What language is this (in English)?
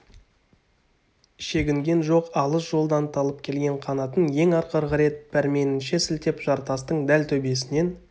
Kazakh